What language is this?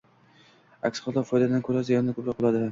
Uzbek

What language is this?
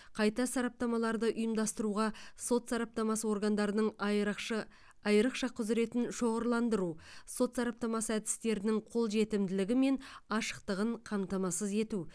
Kazakh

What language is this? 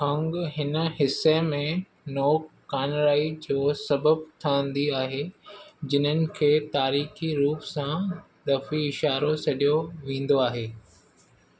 Sindhi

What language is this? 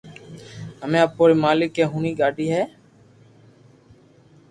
Loarki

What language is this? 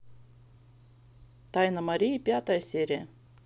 Russian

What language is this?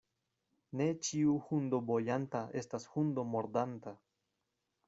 Esperanto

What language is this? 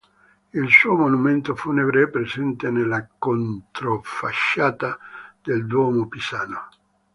Italian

